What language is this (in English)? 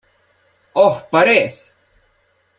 Slovenian